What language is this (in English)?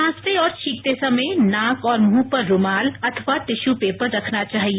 Hindi